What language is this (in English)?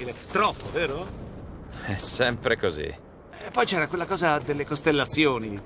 Italian